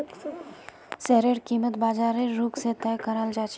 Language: Magahi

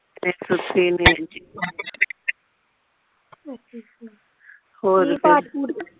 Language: Punjabi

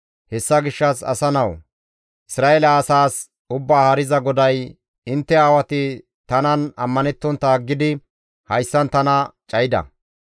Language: Gamo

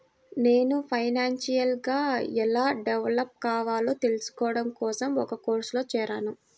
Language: Telugu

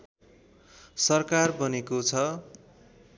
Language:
Nepali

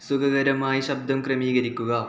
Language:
Malayalam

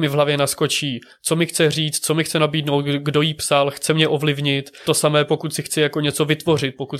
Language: Czech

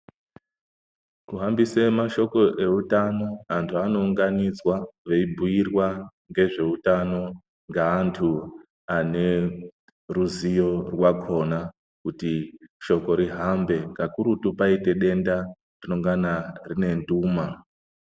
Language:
Ndau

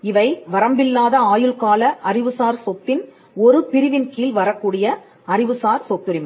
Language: Tamil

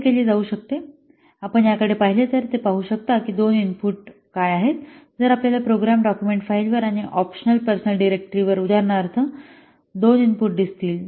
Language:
Marathi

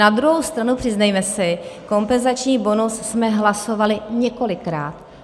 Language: Czech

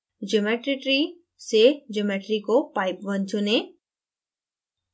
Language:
Hindi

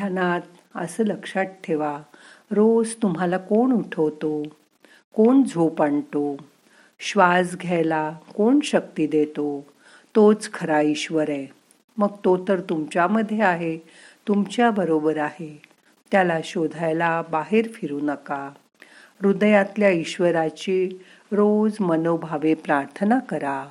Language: Marathi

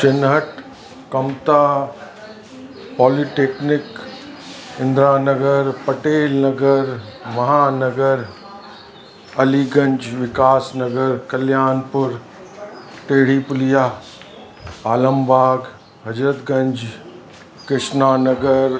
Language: Sindhi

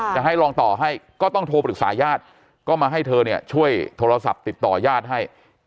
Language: Thai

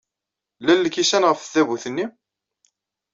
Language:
Kabyle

